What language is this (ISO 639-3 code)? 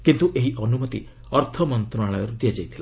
ori